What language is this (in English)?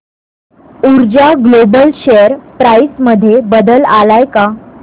Marathi